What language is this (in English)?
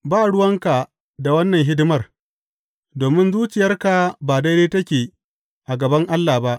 Hausa